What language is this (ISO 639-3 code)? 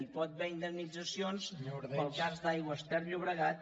cat